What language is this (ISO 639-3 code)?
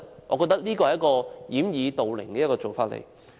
yue